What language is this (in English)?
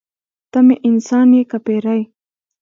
Pashto